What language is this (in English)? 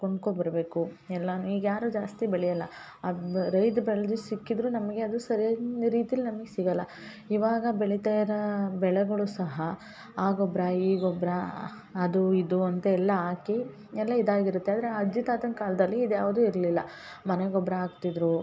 Kannada